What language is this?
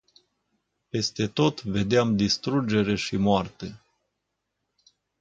Romanian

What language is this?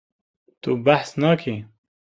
Kurdish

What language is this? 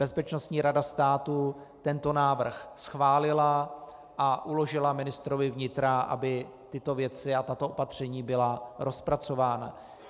Czech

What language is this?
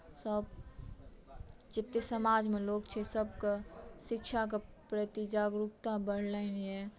Maithili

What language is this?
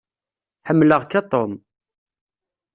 Kabyle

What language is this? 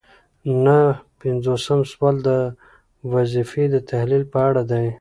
Pashto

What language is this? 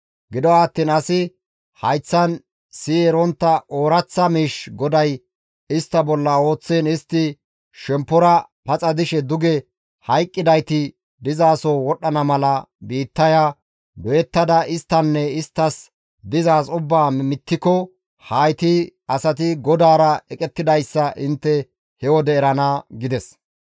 Gamo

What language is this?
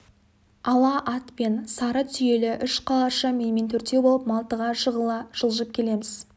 Kazakh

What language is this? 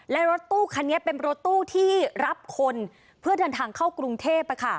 Thai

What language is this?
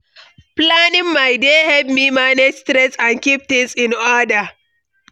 Nigerian Pidgin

